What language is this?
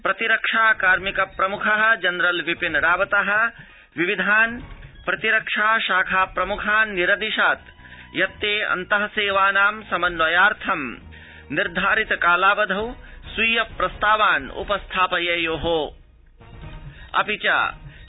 Sanskrit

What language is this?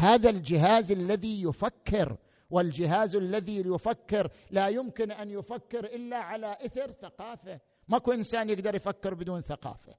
Arabic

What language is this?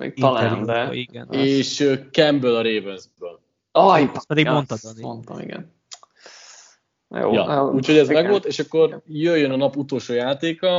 Hungarian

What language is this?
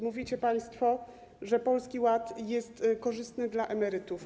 Polish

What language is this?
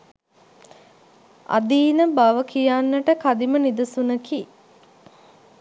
Sinhala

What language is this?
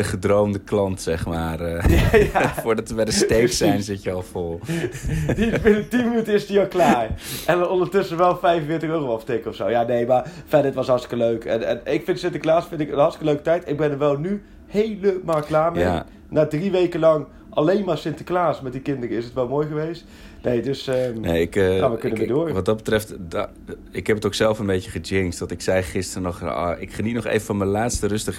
Dutch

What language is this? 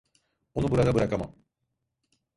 Turkish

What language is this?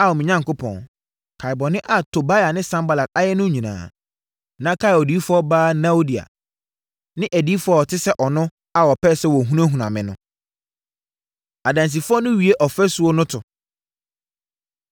Akan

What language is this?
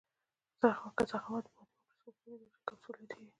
Pashto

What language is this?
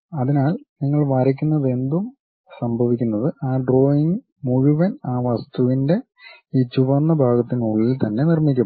Malayalam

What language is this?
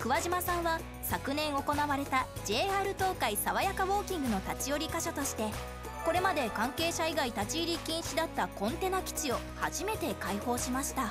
Japanese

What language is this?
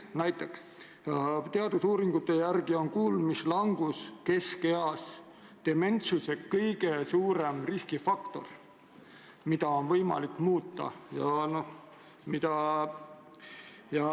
Estonian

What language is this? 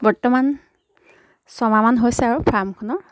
Assamese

